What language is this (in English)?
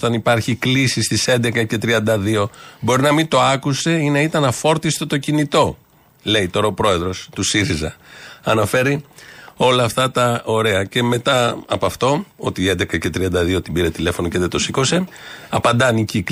Greek